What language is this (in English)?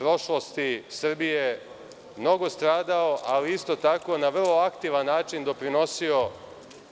Serbian